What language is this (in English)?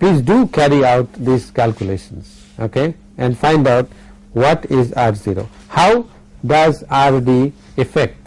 English